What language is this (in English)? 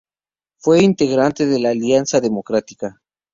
Spanish